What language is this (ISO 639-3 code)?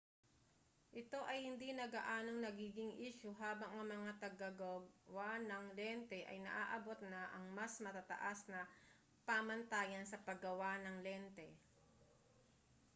fil